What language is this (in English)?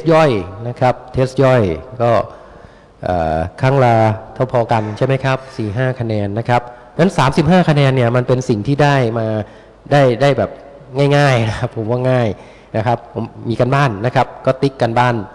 Thai